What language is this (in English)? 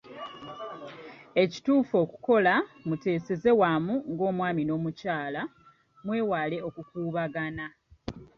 Ganda